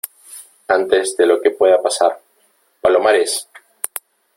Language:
Spanish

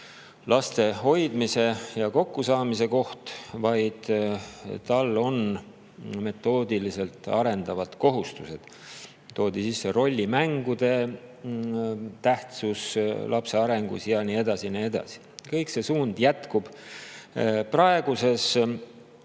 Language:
Estonian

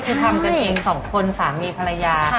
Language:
Thai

